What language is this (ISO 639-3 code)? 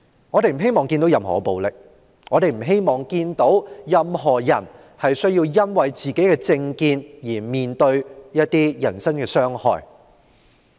yue